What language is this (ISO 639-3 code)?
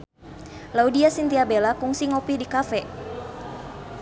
sun